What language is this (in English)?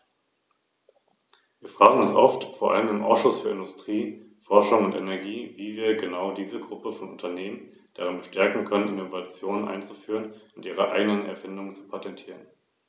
German